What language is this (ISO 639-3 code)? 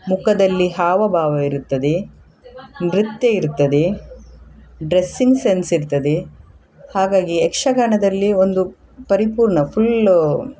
kan